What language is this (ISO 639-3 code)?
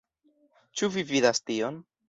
epo